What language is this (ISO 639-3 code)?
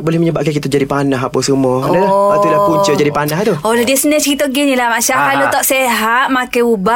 msa